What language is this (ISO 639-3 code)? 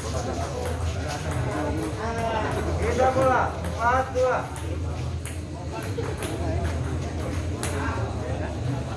ind